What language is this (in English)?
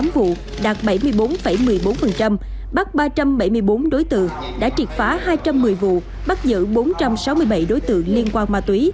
Vietnamese